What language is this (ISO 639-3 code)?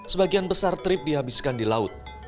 ind